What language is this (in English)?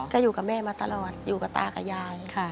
Thai